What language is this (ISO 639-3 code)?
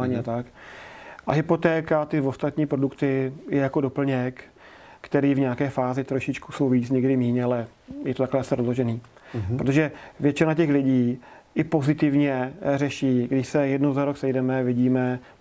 ces